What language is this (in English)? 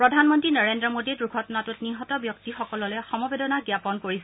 Assamese